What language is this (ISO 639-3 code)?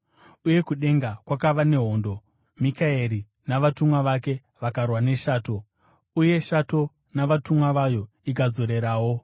sna